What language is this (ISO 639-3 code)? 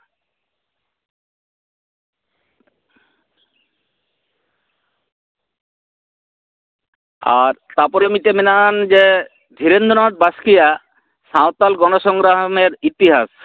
sat